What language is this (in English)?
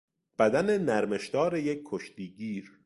Persian